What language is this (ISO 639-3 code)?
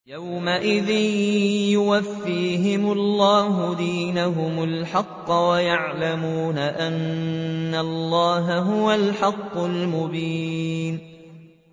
ara